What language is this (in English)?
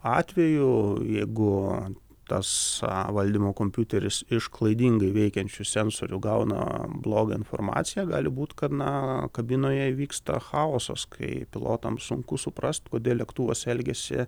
Lithuanian